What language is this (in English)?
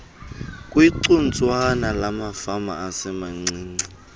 Xhosa